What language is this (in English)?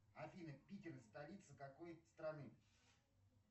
Russian